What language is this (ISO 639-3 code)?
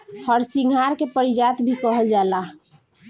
bho